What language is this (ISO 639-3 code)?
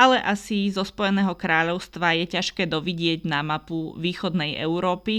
slk